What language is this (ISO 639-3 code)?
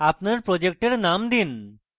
ben